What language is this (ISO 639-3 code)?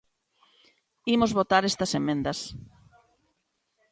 glg